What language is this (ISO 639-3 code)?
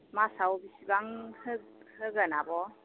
brx